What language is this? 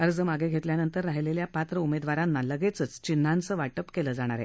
Marathi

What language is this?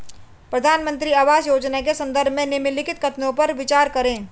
Hindi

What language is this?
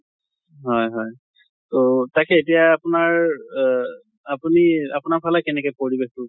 Assamese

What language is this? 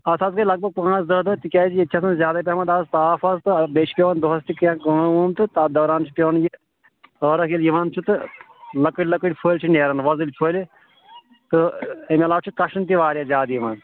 Kashmiri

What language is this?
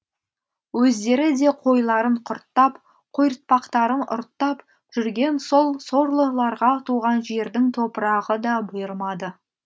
Kazakh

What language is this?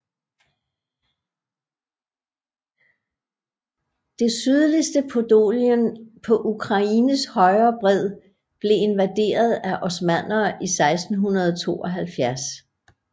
Danish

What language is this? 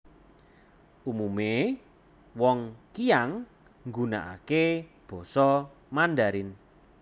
Javanese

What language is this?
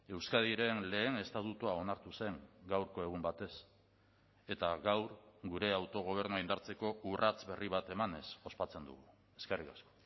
Basque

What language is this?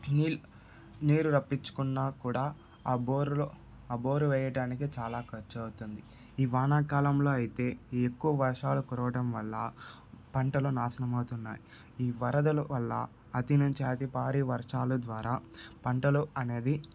Telugu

